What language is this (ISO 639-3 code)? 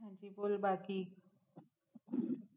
guj